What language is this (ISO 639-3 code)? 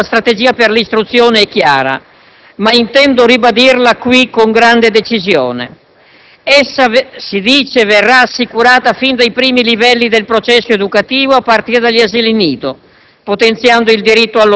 ita